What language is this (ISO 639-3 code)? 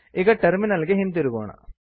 kan